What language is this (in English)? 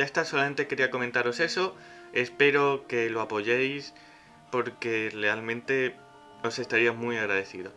Spanish